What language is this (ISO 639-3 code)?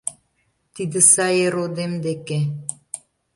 chm